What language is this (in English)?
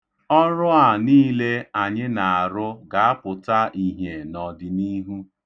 Igbo